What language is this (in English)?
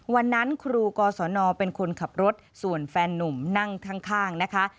Thai